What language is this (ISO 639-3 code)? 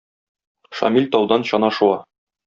tat